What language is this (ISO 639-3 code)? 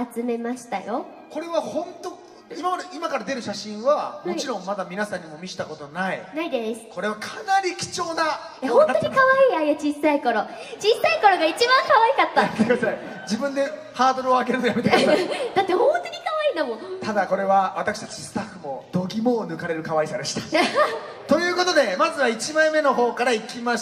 jpn